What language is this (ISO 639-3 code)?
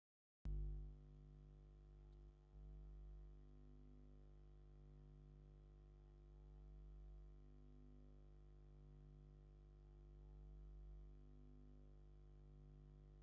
tir